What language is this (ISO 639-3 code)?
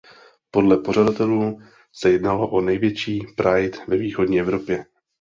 ces